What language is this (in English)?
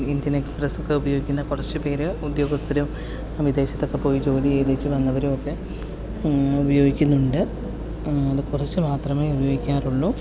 Malayalam